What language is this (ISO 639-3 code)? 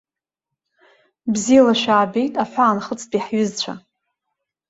abk